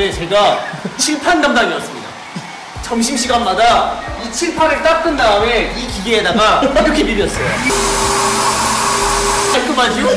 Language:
Korean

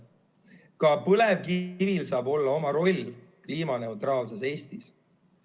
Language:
Estonian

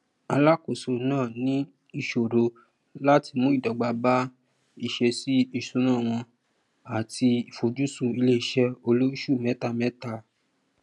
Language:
Yoruba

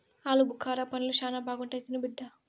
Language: Telugu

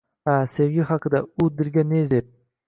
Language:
Uzbek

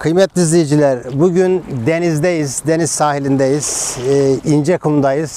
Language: Turkish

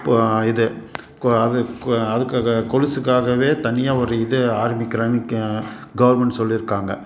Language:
Tamil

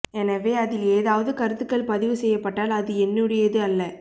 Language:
Tamil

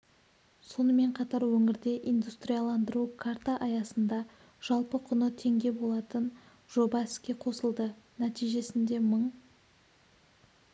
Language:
Kazakh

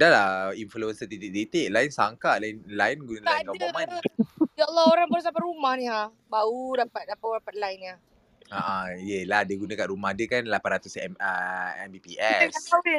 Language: Malay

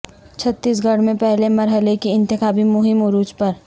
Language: Urdu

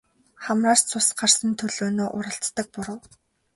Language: Mongolian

